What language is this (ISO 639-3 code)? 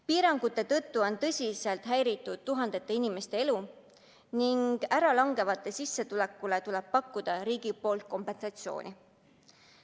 est